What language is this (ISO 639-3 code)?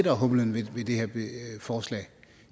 dan